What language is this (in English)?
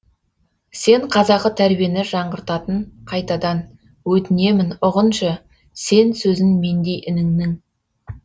Kazakh